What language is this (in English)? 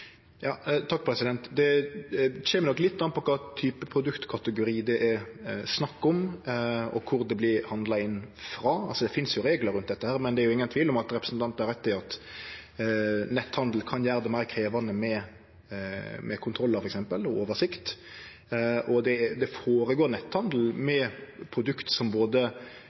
Norwegian